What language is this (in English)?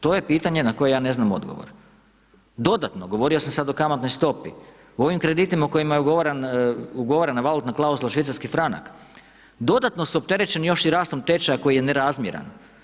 Croatian